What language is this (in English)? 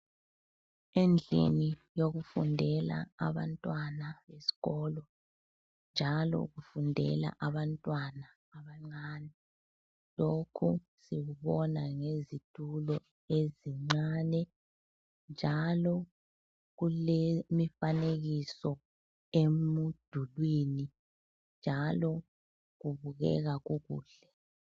North Ndebele